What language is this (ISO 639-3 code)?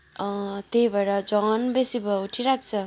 nep